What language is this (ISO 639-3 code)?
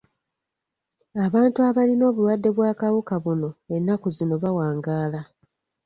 lug